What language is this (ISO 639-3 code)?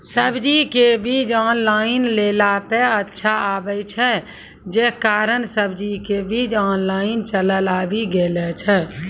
mai